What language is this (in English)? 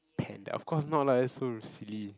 English